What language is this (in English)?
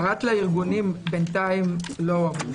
Hebrew